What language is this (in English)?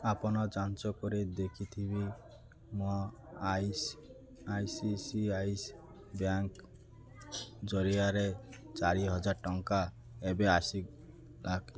Odia